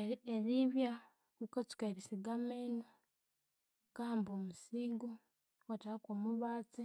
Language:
Konzo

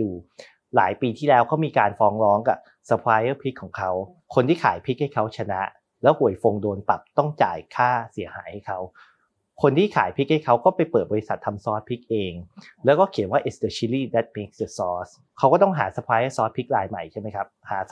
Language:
Thai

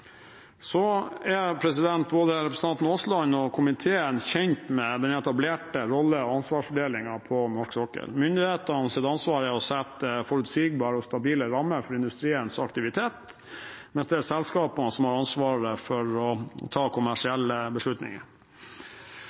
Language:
Norwegian Bokmål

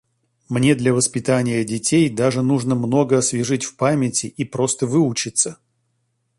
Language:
Russian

